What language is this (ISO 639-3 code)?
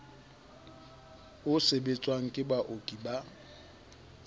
sot